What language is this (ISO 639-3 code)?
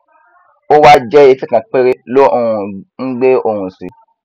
yor